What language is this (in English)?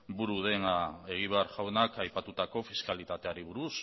Basque